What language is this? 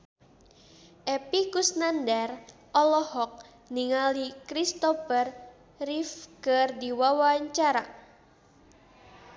Sundanese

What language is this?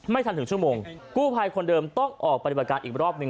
Thai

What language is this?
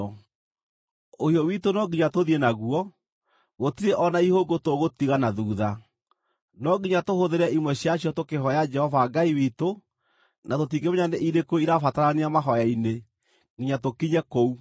Kikuyu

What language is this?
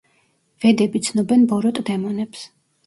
Georgian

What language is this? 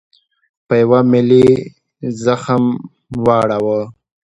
Pashto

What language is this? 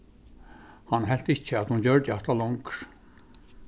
Faroese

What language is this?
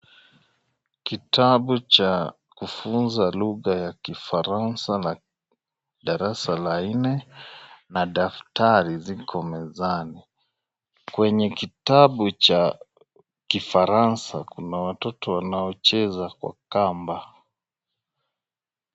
Swahili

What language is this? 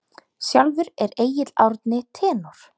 Icelandic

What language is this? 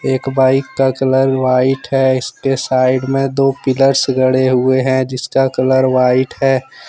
Hindi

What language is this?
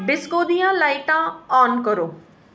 Dogri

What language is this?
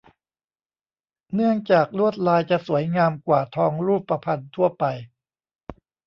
Thai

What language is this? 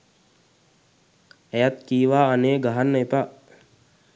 Sinhala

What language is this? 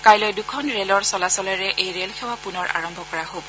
Assamese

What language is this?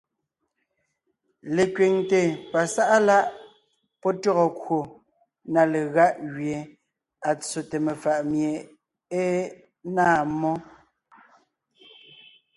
Ngiemboon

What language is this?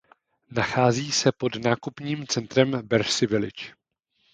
Czech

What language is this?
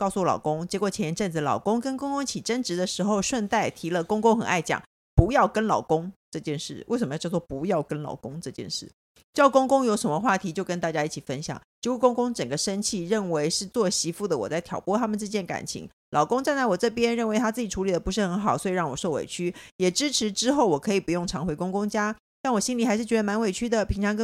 Chinese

